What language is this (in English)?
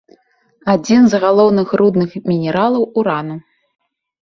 Belarusian